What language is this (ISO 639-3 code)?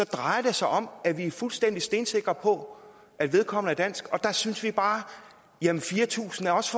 dan